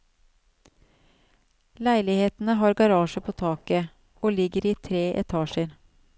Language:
Norwegian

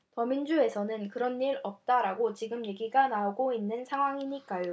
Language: Korean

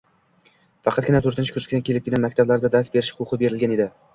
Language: Uzbek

